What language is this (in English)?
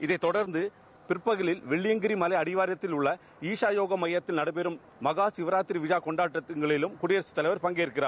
Tamil